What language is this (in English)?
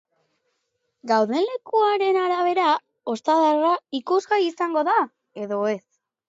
Basque